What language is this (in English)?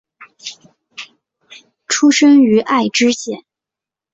Chinese